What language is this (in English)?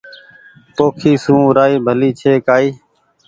Goaria